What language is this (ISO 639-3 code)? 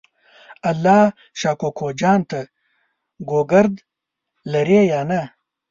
pus